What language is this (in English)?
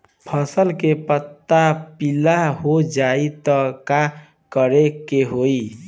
Bhojpuri